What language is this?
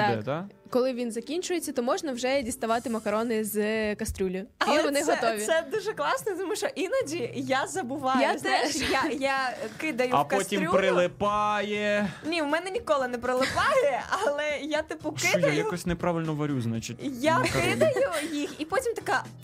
Ukrainian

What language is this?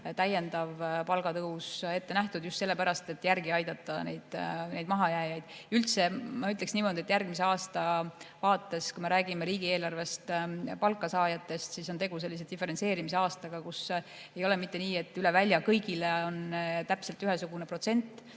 Estonian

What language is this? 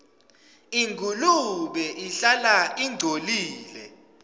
Swati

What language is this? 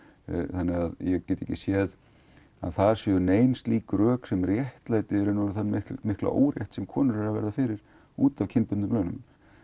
Icelandic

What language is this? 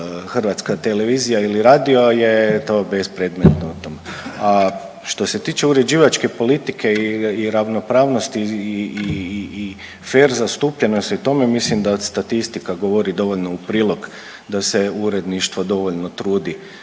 Croatian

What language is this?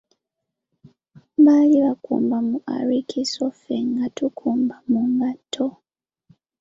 Ganda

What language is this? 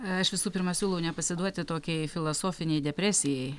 Lithuanian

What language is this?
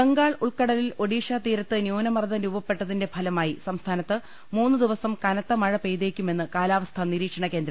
Malayalam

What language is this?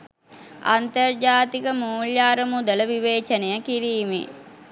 Sinhala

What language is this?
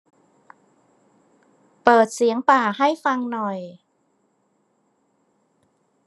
Thai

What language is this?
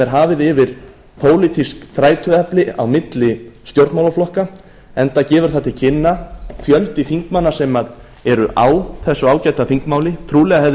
Icelandic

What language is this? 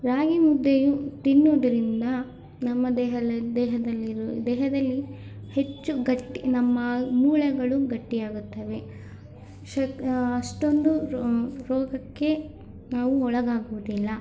Kannada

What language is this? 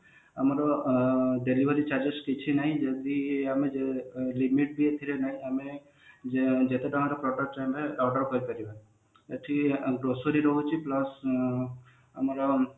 Odia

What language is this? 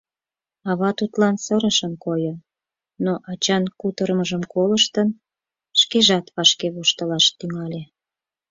Mari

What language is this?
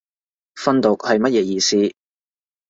Cantonese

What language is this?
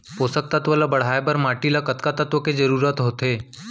Chhattisgarhi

